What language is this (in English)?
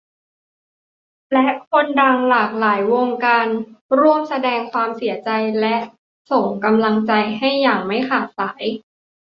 Thai